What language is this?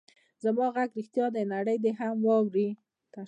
Pashto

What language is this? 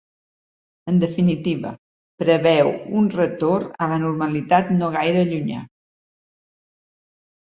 Catalan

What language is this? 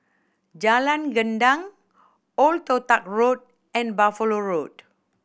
English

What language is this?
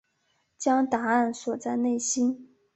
Chinese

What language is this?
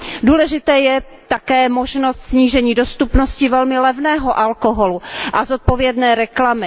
Czech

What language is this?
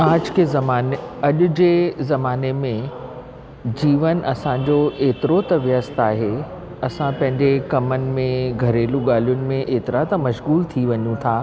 Sindhi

